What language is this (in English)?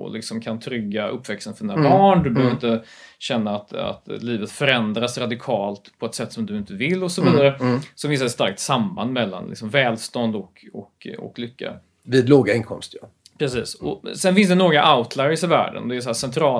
Swedish